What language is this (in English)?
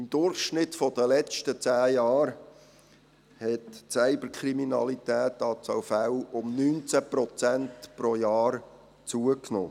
Swiss German